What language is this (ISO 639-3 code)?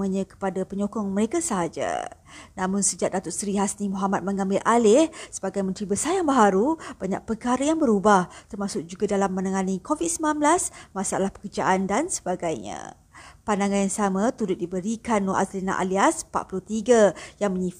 msa